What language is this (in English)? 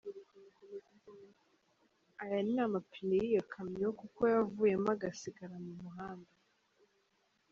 Kinyarwanda